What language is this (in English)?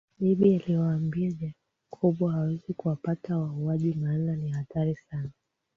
Swahili